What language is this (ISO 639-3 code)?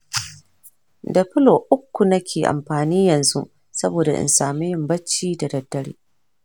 hau